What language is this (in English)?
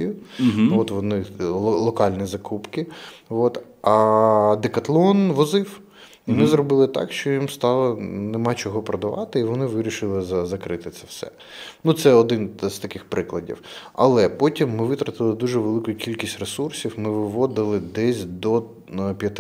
Ukrainian